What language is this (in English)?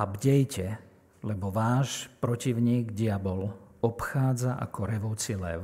Slovak